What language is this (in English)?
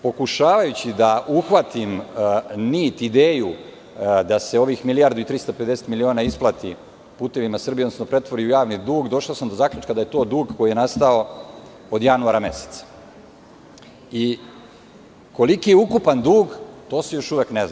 Serbian